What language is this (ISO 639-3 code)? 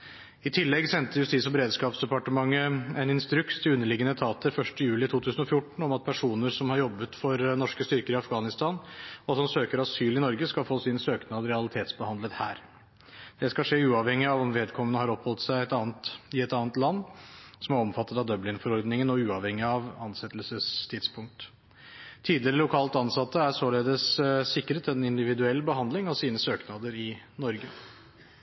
nob